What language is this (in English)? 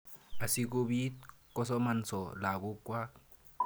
Kalenjin